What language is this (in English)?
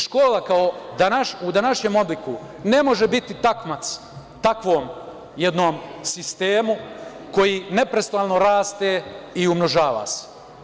Serbian